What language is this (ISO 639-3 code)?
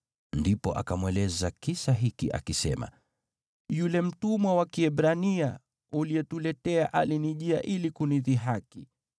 swa